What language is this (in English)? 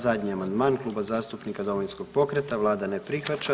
Croatian